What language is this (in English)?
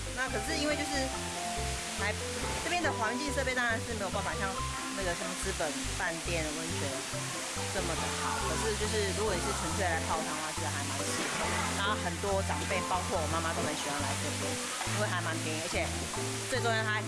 Chinese